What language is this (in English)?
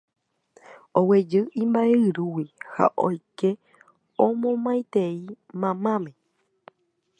Guarani